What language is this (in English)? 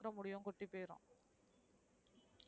Tamil